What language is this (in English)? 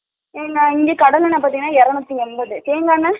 Tamil